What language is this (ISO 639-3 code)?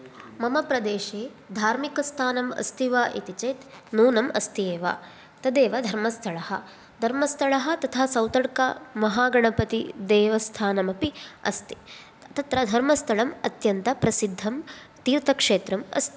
san